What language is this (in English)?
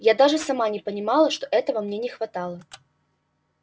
Russian